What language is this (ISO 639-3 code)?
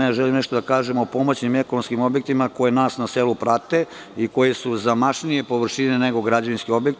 srp